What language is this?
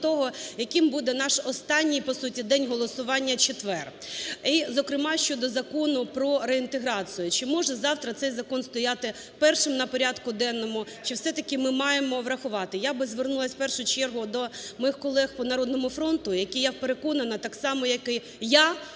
Ukrainian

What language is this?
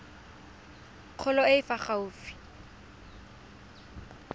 Tswana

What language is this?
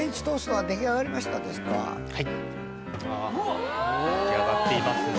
Japanese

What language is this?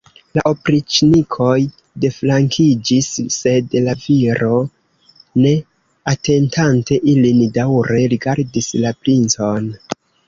Esperanto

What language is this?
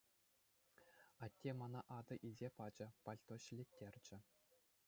Chuvash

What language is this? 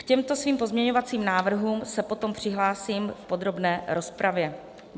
Czech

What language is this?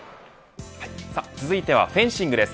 Japanese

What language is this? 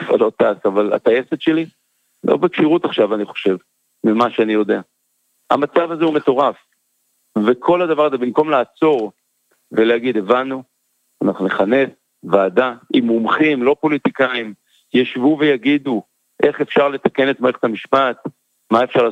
Hebrew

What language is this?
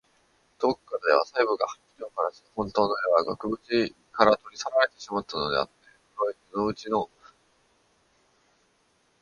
Japanese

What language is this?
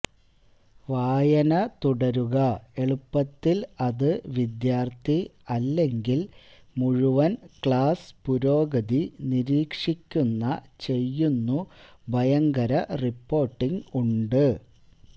Malayalam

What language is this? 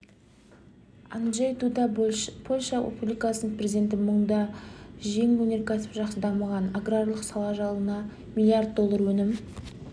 Kazakh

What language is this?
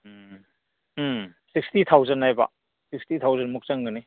Manipuri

